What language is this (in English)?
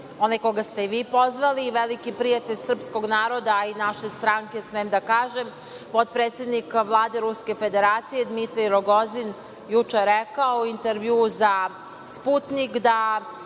Serbian